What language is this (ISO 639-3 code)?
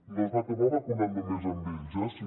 cat